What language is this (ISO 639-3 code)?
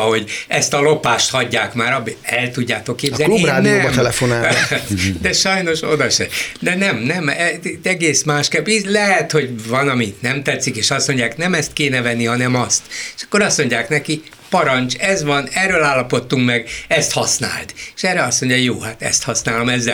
hun